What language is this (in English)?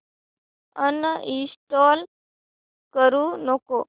Marathi